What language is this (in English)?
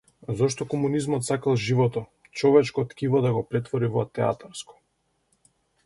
Macedonian